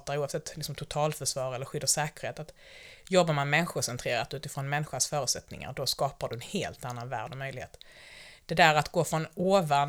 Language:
Swedish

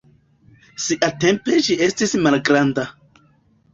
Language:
Esperanto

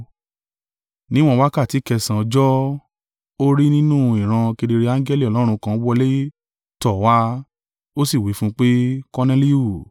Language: Yoruba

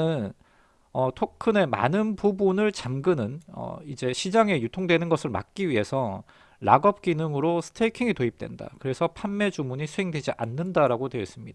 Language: Korean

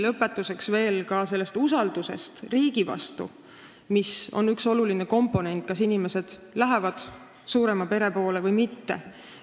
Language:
Estonian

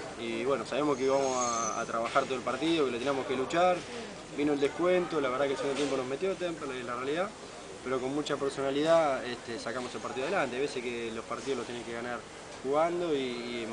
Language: Spanish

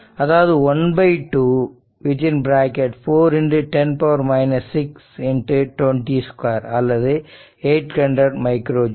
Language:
Tamil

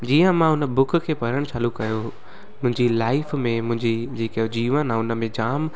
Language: Sindhi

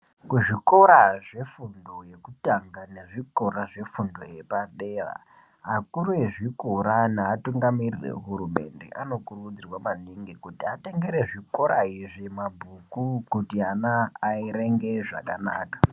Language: Ndau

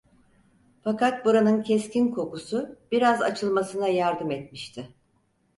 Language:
Turkish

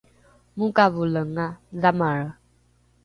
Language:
Rukai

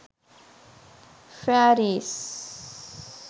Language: Sinhala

